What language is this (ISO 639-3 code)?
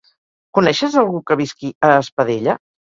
cat